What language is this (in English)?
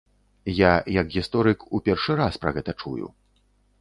Belarusian